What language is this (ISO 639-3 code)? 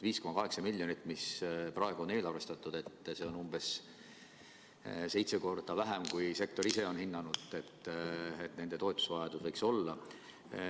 est